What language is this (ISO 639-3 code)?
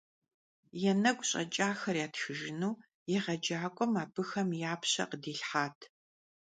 kbd